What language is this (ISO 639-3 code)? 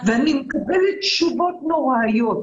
heb